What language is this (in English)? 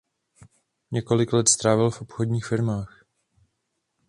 Czech